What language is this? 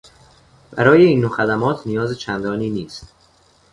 Persian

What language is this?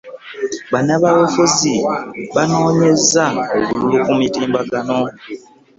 Ganda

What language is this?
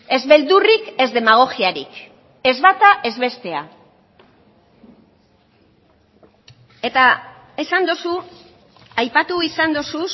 Basque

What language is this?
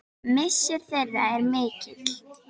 Icelandic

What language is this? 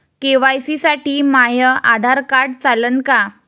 Marathi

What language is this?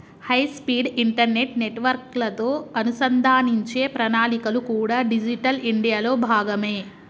Telugu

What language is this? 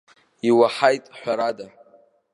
Abkhazian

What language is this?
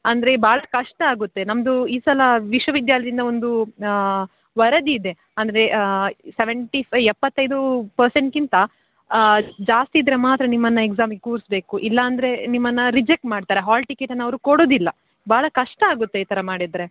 Kannada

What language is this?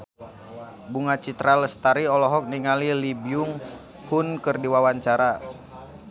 Sundanese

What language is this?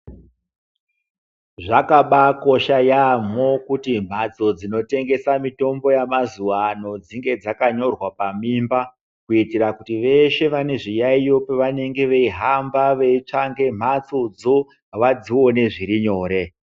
Ndau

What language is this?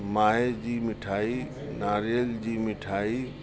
Sindhi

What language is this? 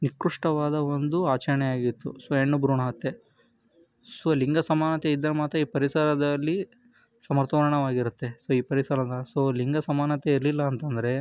Kannada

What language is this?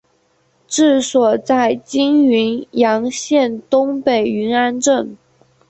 Chinese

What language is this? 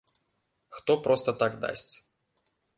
Belarusian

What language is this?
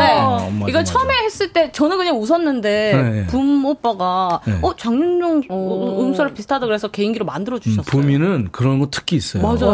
Korean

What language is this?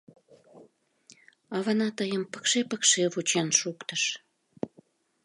Mari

